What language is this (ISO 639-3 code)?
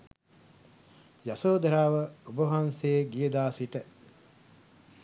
sin